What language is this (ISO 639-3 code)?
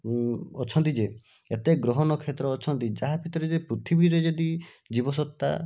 ori